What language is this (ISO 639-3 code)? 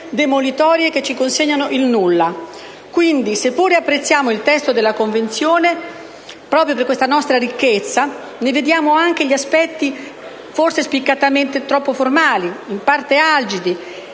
ita